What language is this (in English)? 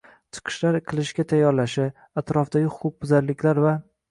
Uzbek